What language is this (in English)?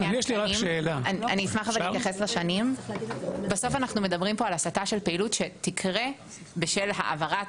Hebrew